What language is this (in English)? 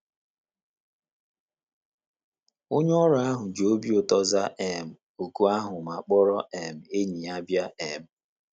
Igbo